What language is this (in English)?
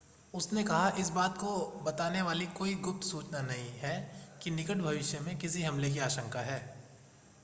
Hindi